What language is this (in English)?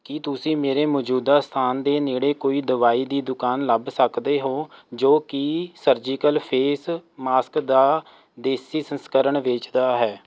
Punjabi